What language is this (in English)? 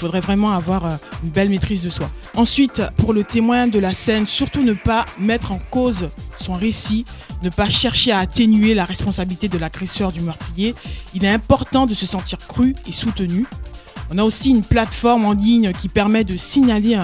French